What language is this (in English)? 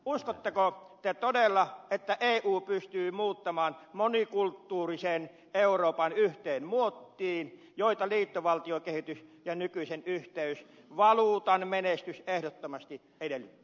Finnish